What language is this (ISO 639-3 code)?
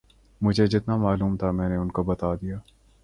urd